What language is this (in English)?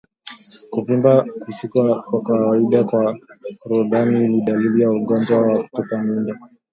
Swahili